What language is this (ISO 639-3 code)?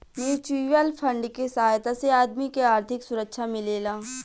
bho